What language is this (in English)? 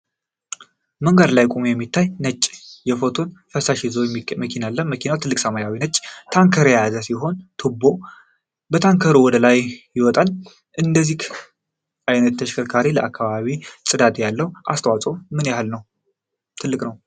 Amharic